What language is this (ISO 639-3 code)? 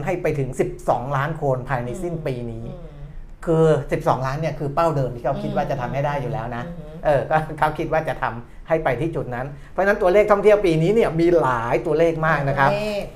tha